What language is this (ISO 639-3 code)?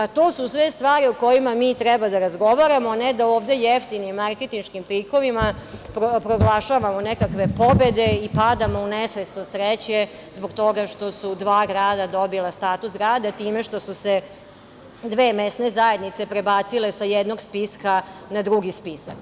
srp